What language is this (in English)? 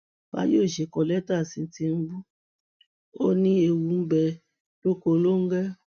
Yoruba